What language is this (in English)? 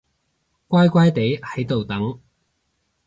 Cantonese